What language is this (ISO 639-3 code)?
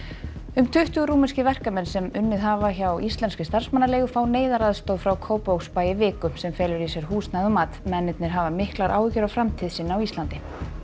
isl